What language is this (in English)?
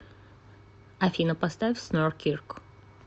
Russian